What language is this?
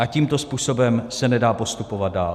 Czech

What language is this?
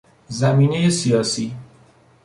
Persian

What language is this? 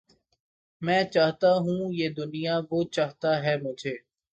Urdu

